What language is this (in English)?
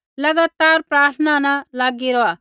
Kullu Pahari